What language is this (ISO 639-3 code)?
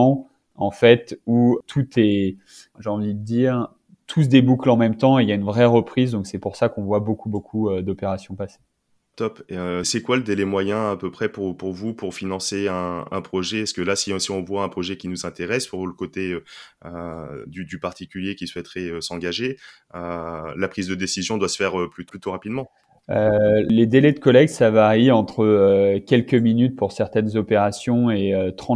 fra